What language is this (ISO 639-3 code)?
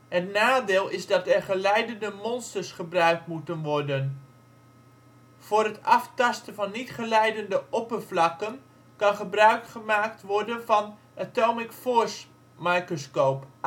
nld